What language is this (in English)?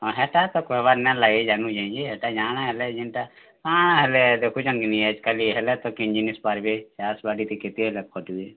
Odia